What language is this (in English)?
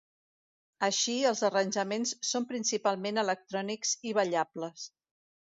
Catalan